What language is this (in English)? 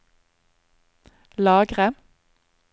Norwegian